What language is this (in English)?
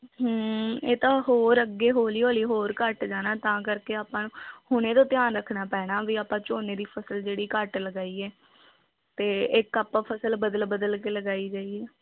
Punjabi